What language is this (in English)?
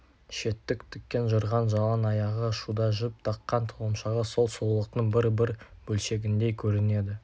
Kazakh